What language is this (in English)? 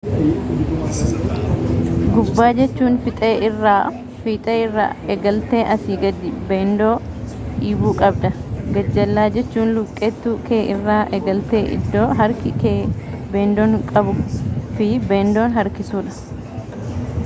Oromo